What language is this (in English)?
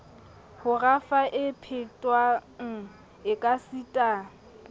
Southern Sotho